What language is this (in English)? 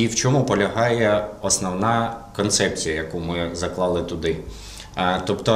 Ukrainian